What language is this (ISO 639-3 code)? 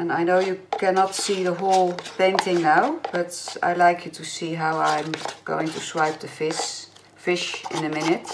nld